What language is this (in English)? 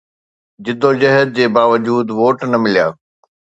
Sindhi